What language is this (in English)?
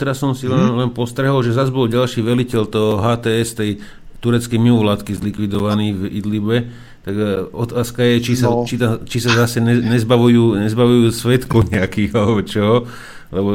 Slovak